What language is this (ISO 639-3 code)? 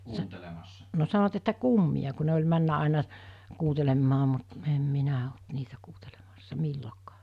fin